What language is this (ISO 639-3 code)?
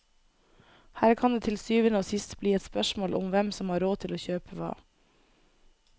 nor